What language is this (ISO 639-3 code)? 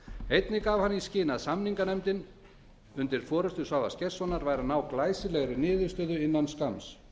isl